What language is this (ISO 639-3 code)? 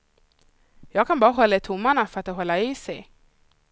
swe